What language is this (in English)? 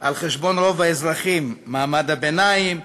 Hebrew